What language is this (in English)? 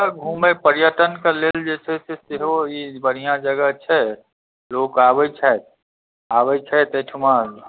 Maithili